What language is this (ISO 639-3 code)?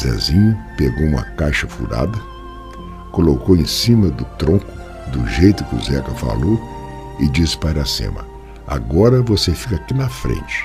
por